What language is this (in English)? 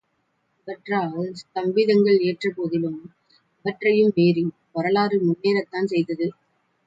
Tamil